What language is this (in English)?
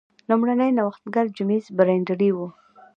Pashto